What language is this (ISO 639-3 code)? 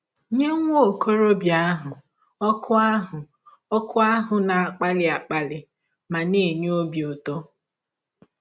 ibo